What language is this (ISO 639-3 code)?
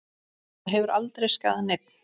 isl